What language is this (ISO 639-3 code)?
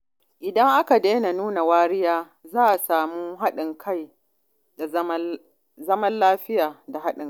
hau